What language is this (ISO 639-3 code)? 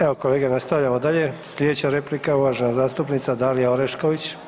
hrv